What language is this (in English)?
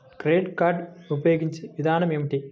Telugu